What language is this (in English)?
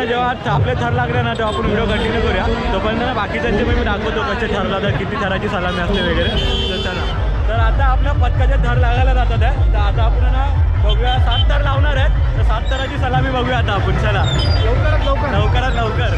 Hindi